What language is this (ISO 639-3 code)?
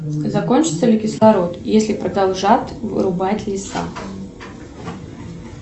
rus